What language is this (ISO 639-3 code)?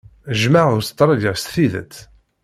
kab